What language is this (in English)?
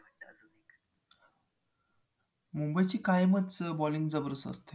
Marathi